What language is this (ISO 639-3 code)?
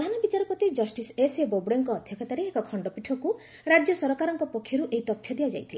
ori